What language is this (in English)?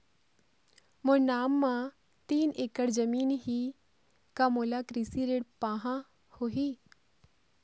Chhattisgarhi